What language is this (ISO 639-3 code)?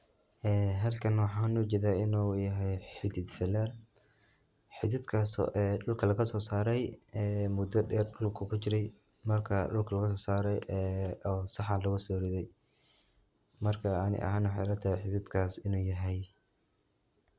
som